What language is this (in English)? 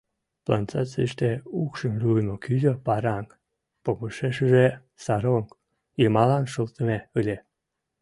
Mari